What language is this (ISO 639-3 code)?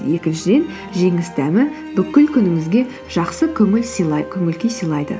kaz